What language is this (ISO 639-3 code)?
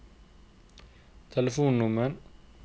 nor